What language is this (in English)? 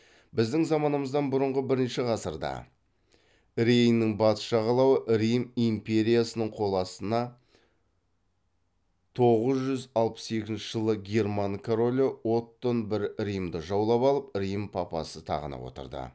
Kazakh